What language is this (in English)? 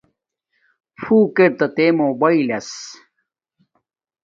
Domaaki